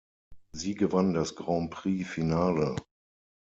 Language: German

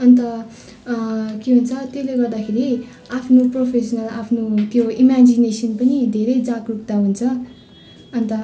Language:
Nepali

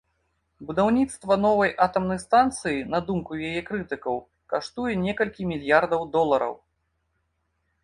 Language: Belarusian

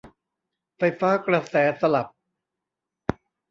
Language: Thai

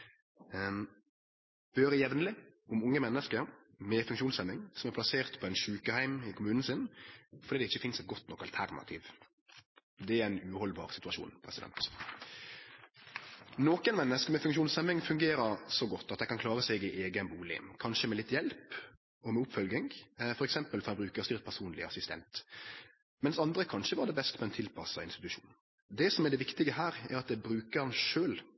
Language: Norwegian Nynorsk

